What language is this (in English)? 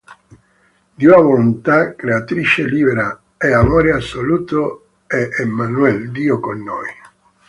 Italian